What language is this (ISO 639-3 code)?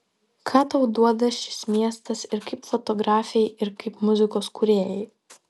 lit